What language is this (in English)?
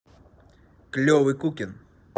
Russian